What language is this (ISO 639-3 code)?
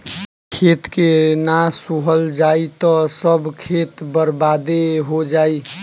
bho